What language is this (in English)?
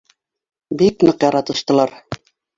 Bashkir